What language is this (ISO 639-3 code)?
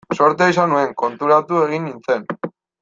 eus